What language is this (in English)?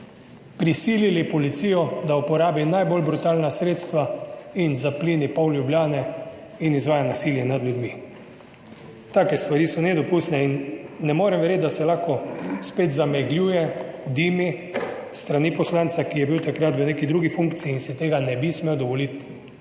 Slovenian